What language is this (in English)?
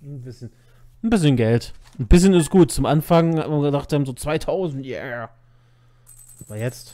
German